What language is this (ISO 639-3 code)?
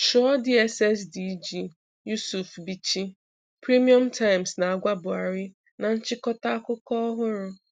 ibo